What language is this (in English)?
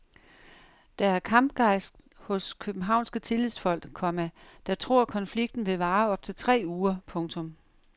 Danish